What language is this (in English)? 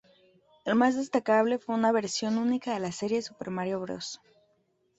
Spanish